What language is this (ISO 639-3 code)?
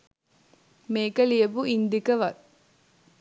sin